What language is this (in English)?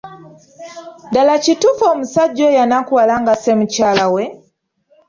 Ganda